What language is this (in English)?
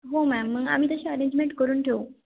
Marathi